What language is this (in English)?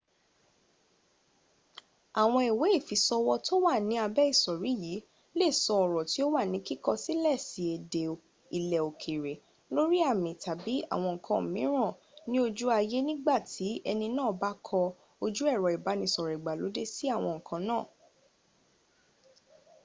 Yoruba